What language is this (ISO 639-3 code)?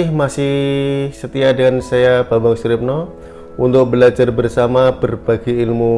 ind